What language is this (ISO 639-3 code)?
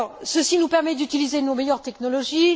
fra